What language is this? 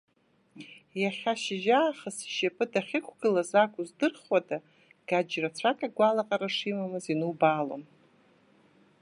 Abkhazian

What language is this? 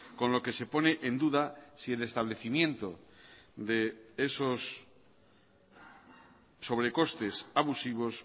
Spanish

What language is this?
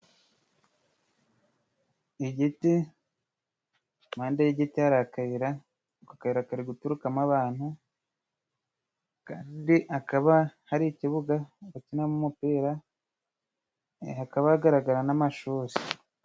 Kinyarwanda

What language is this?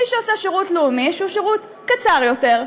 Hebrew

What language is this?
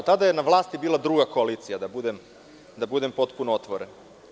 Serbian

